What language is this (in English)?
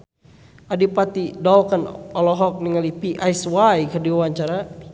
Sundanese